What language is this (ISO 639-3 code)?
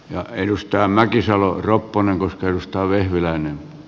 fin